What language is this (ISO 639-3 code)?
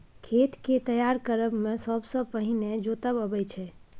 mai